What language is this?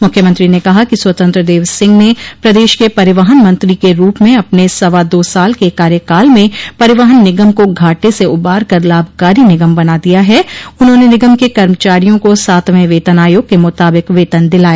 Hindi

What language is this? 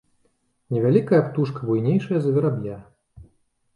Belarusian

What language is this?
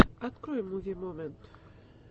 Russian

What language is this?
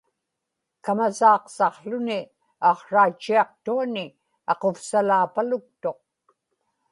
Inupiaq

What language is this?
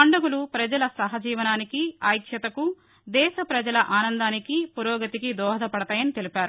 Telugu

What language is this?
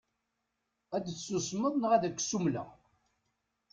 Kabyle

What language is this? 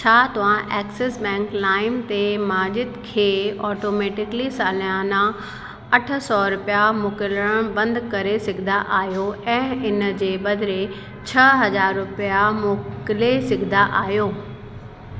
Sindhi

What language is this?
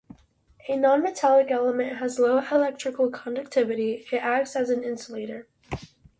English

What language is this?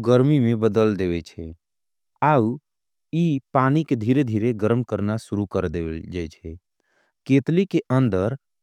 Angika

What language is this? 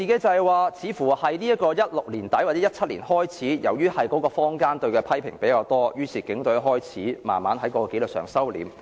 Cantonese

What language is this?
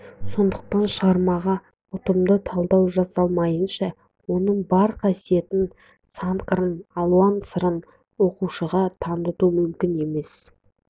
Kazakh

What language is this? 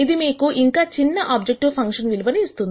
Telugu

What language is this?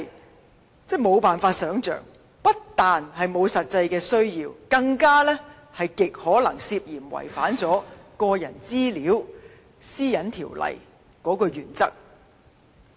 Cantonese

